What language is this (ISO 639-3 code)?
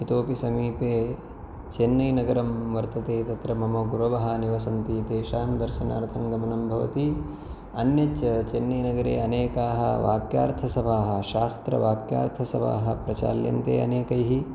san